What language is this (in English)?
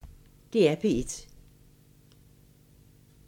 Danish